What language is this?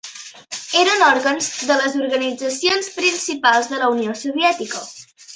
Catalan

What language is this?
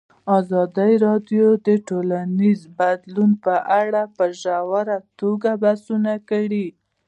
Pashto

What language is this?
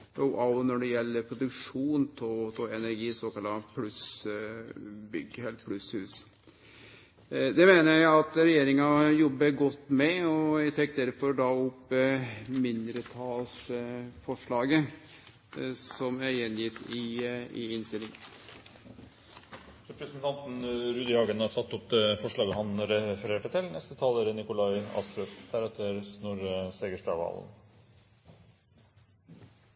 Norwegian Nynorsk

